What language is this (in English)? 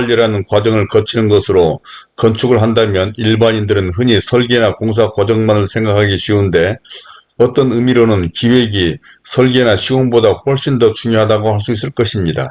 Korean